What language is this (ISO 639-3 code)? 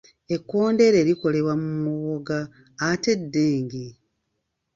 lug